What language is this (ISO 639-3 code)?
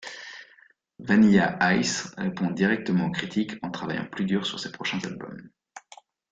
fra